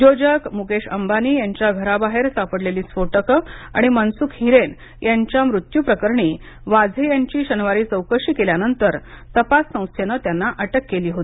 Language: Marathi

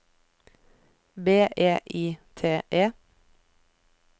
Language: Norwegian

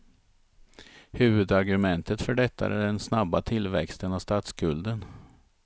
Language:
Swedish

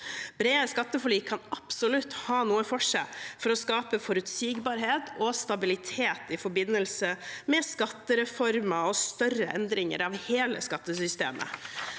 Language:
Norwegian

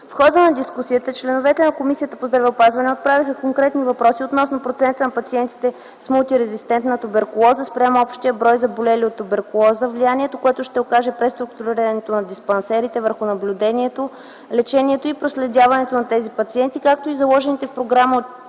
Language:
Bulgarian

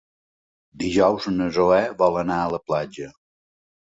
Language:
Catalan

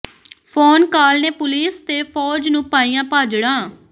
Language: Punjabi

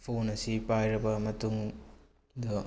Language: Manipuri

